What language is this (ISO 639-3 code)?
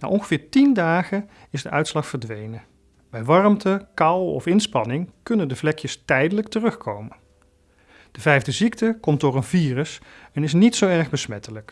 nld